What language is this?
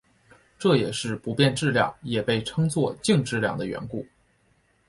Chinese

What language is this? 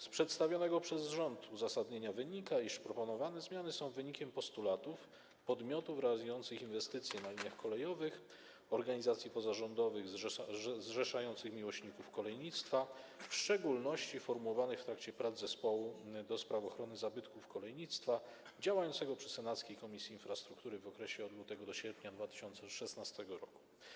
Polish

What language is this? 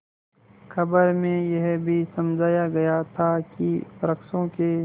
Hindi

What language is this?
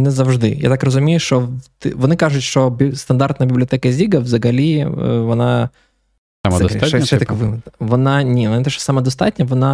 Ukrainian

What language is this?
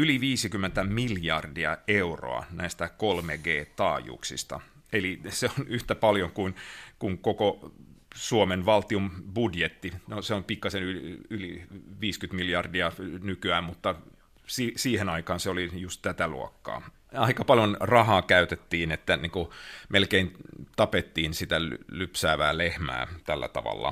Finnish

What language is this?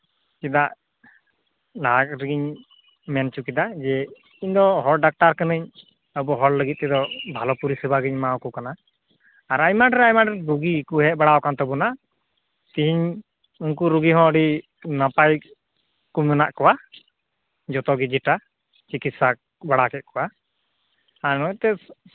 Santali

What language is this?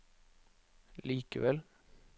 Norwegian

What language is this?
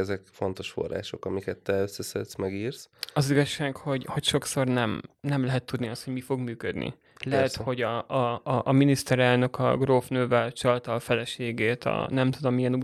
Hungarian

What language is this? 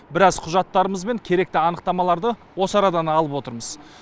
Kazakh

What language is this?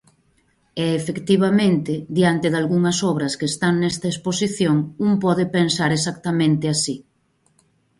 Galician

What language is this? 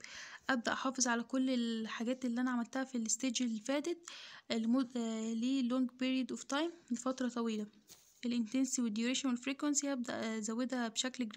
Arabic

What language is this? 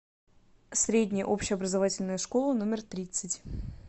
Russian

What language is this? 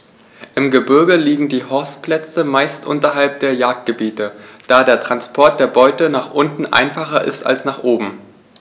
German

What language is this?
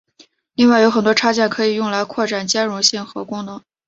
Chinese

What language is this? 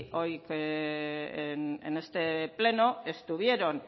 Spanish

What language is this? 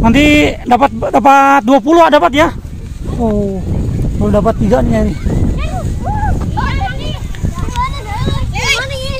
Indonesian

